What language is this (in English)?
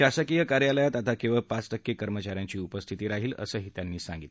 Marathi